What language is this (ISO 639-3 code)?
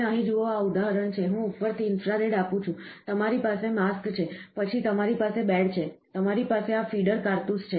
guj